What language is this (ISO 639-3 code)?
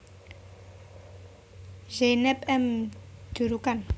jav